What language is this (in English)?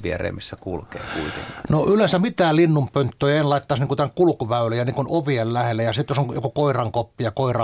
Finnish